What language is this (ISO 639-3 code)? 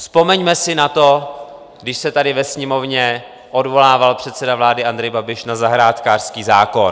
ces